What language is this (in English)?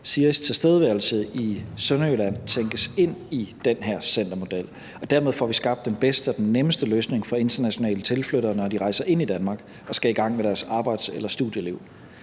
Danish